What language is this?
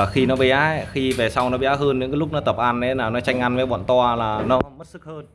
Vietnamese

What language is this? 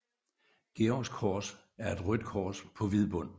Danish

